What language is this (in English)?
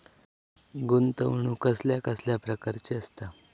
Marathi